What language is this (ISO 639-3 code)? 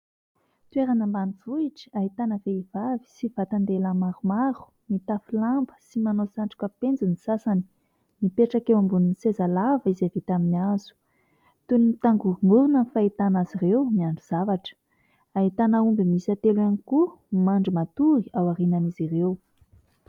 mlg